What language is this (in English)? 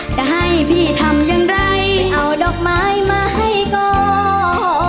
Thai